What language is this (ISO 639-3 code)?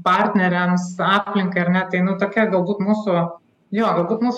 lit